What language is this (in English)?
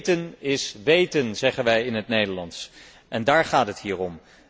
Dutch